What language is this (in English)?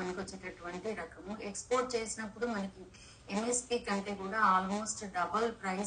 Telugu